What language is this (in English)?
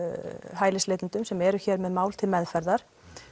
Icelandic